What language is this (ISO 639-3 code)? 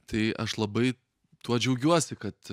lit